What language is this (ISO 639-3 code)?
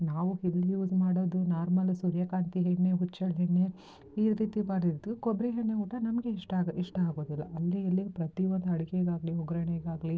kan